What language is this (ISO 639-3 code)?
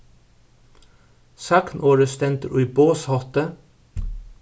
fao